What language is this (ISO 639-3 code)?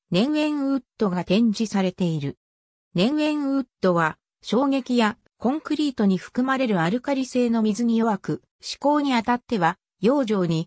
jpn